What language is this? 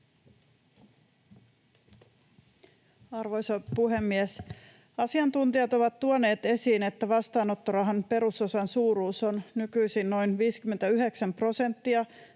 Finnish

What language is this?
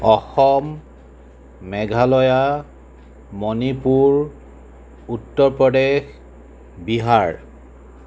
Assamese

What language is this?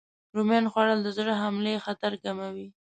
Pashto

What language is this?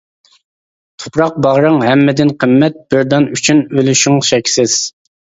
Uyghur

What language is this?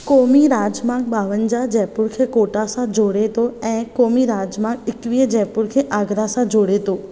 Sindhi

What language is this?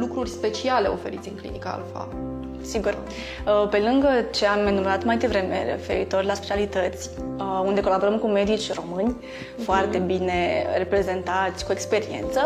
Romanian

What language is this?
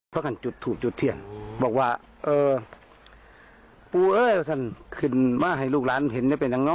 Thai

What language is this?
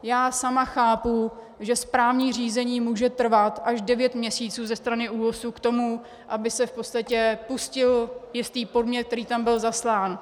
Czech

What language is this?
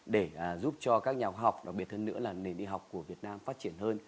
Vietnamese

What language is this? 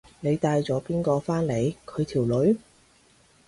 Cantonese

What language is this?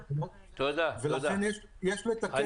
Hebrew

